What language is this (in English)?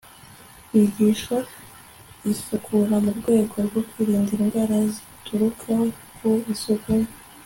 Kinyarwanda